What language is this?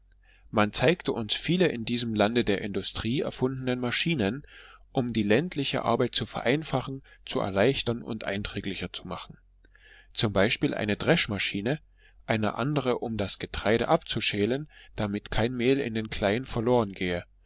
German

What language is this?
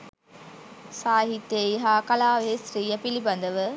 Sinhala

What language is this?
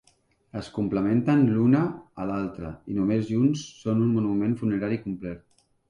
Catalan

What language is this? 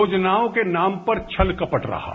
Hindi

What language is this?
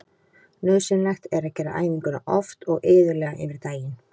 Icelandic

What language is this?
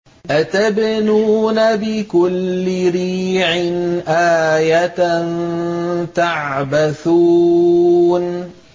Arabic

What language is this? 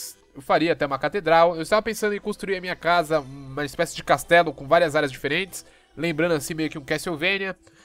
Portuguese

